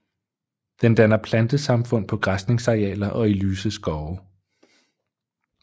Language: Danish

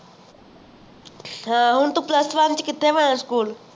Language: Punjabi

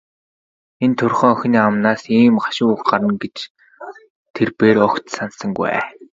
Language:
Mongolian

